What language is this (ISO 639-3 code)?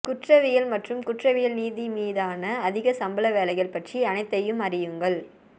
tam